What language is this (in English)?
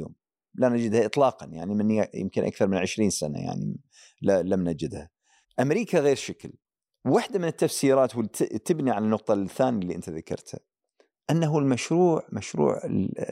Arabic